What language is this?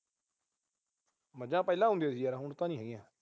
Punjabi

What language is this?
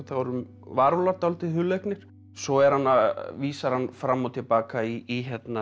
Icelandic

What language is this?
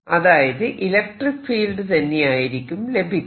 Malayalam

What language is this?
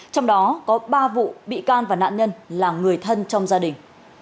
Vietnamese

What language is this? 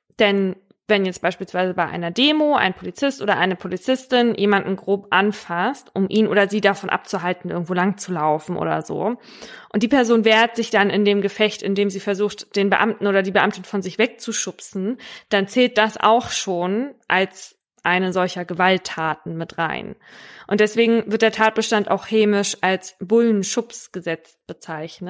German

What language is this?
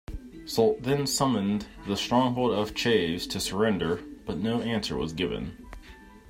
English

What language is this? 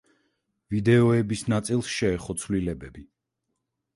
Georgian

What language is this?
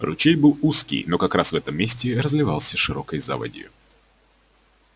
Russian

